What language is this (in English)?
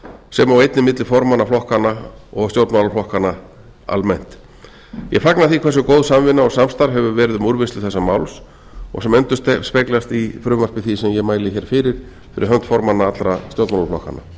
Icelandic